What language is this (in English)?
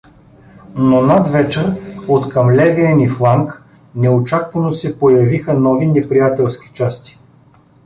Bulgarian